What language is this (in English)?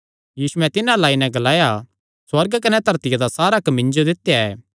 Kangri